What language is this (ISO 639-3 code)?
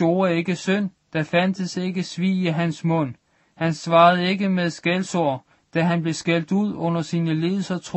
dan